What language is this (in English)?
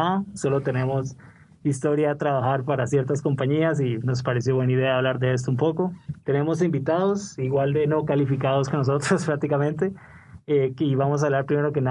Spanish